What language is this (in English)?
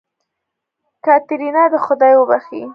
Pashto